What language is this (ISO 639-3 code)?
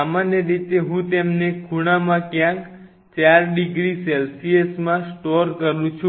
guj